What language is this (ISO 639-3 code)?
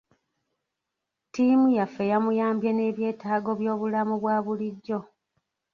lug